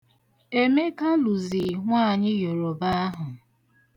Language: Igbo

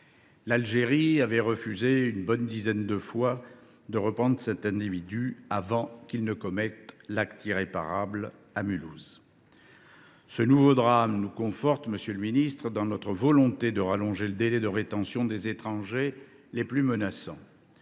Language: French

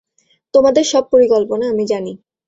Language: Bangla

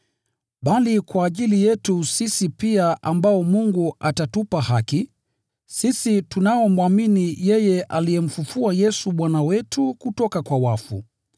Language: Swahili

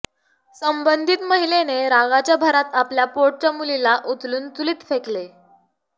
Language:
Marathi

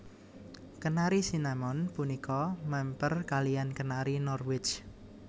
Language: Javanese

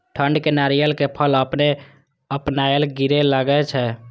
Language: Maithili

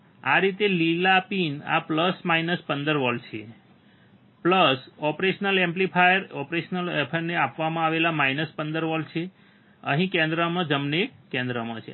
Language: Gujarati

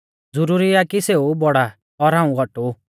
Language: Mahasu Pahari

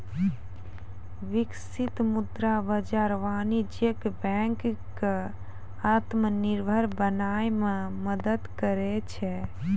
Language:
Maithili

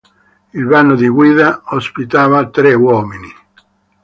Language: Italian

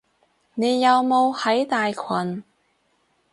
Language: Cantonese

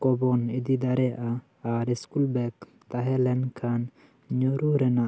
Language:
Santali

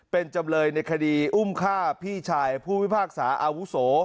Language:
Thai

